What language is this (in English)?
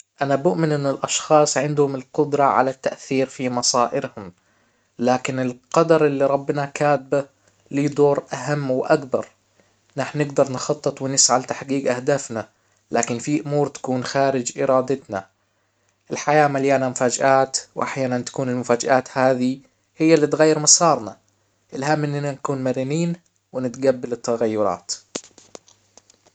Hijazi Arabic